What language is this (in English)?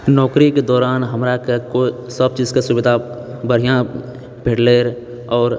Maithili